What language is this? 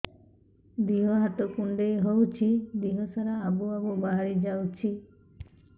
Odia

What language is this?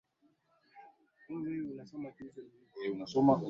Swahili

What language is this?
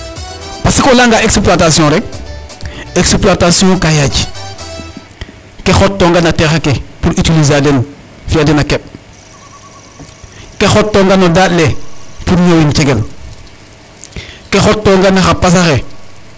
Serer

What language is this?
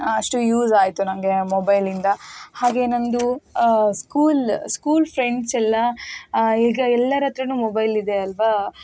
Kannada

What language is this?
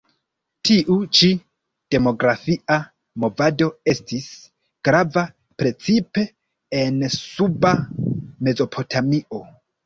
Esperanto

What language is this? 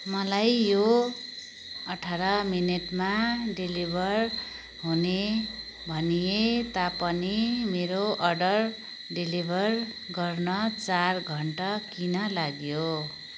Nepali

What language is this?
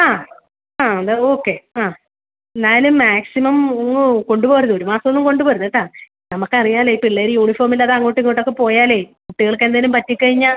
Malayalam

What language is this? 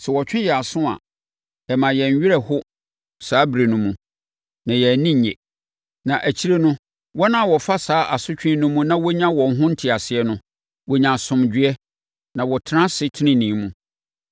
Akan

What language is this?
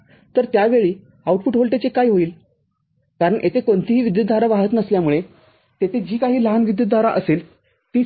Marathi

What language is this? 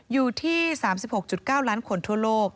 Thai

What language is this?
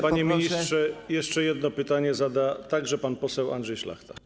Polish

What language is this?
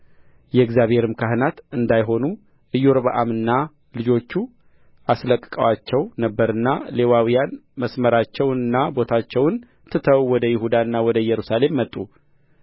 Amharic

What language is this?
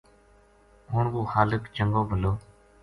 Gujari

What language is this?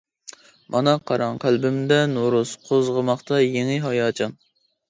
Uyghur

